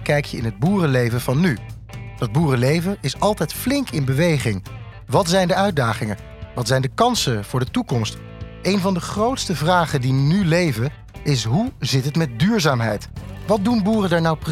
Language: Dutch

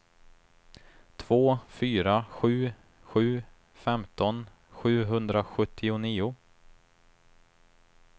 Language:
Swedish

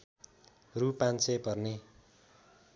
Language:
Nepali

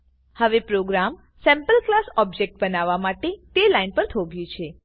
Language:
Gujarati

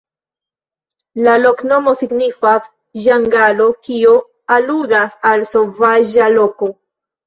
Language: Esperanto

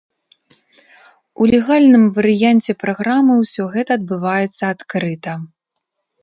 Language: Belarusian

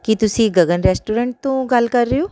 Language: Punjabi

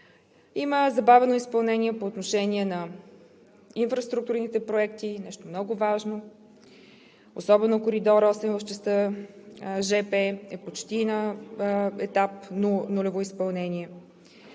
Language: Bulgarian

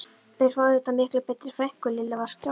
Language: Icelandic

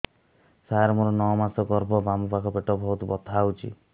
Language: Odia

